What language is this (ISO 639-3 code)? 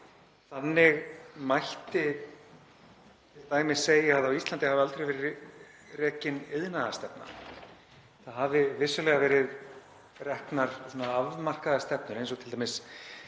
isl